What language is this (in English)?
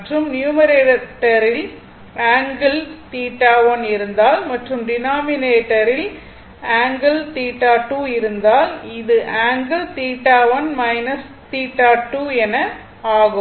Tamil